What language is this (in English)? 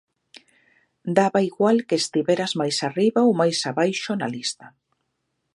Galician